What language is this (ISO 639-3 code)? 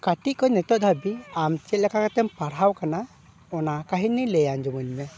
sat